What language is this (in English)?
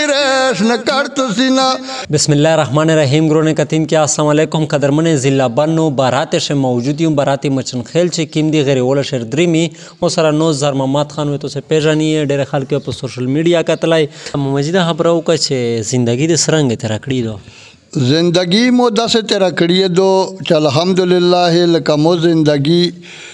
Romanian